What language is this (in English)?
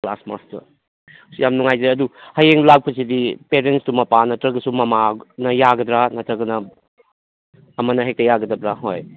Manipuri